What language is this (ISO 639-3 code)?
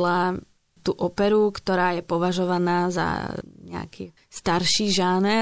slk